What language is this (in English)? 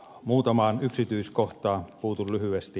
Finnish